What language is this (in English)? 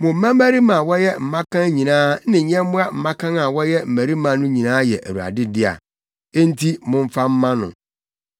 Akan